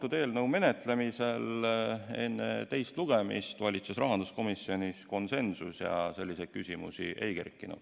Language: Estonian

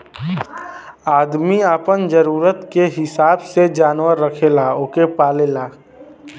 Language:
Bhojpuri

